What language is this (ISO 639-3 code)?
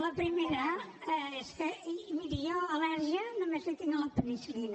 cat